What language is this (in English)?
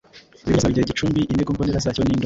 Kinyarwanda